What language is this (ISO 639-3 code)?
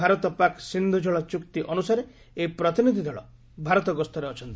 ori